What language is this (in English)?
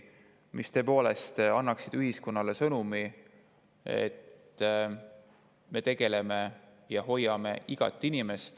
Estonian